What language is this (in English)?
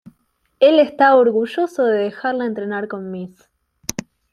Spanish